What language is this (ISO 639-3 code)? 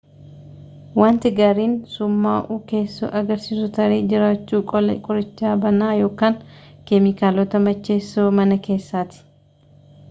orm